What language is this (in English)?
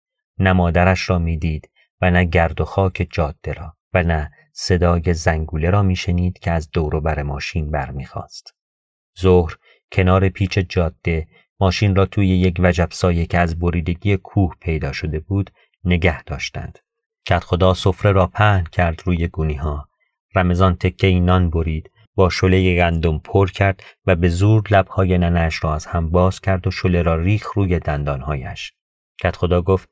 Persian